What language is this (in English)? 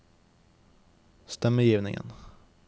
Norwegian